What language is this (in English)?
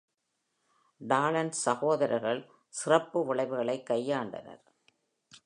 Tamil